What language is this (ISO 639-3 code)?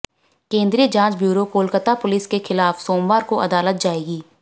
hin